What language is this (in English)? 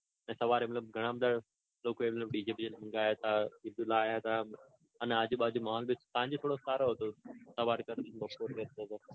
Gujarati